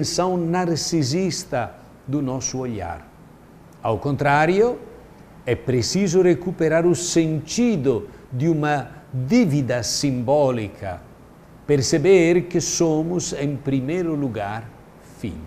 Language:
Portuguese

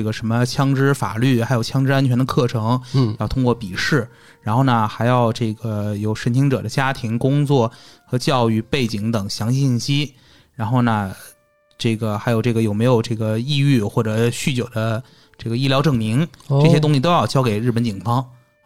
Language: Chinese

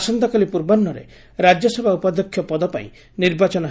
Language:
Odia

